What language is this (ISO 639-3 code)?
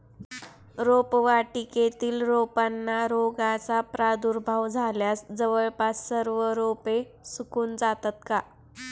mar